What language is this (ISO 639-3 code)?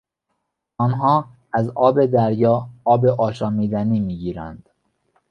fas